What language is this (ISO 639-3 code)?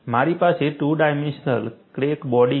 guj